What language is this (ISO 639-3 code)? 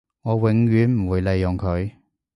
yue